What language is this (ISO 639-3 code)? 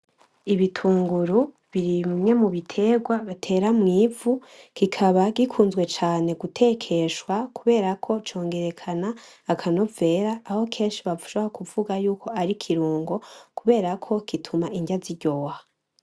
run